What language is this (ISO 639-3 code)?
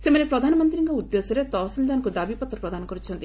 ori